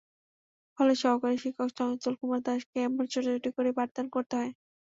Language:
Bangla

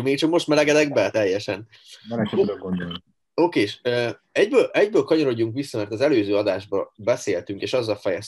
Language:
Hungarian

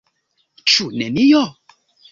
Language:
Esperanto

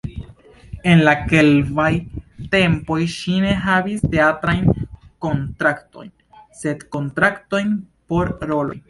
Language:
Esperanto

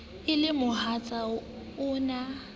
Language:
Southern Sotho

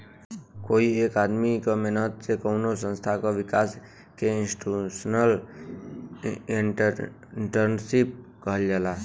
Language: Bhojpuri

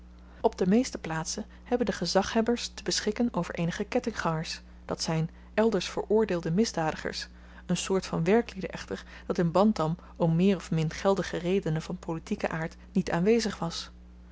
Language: Dutch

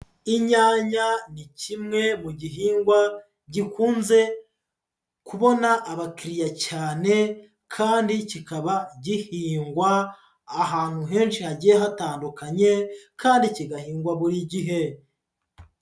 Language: Kinyarwanda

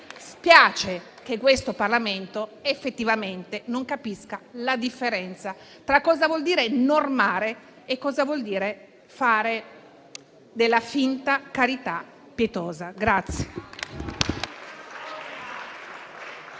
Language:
Italian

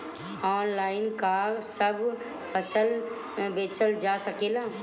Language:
Bhojpuri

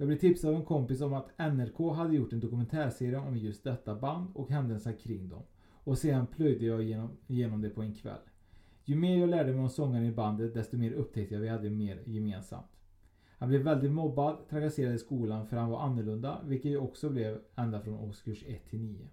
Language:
Swedish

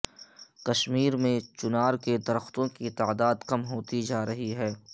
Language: Urdu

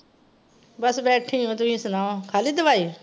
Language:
Punjabi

